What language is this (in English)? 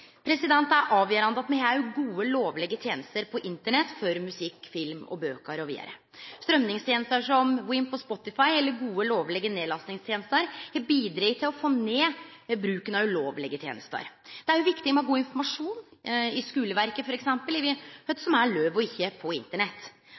Norwegian Nynorsk